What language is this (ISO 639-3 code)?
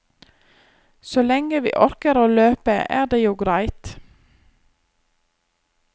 nor